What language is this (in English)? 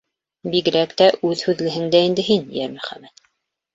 Bashkir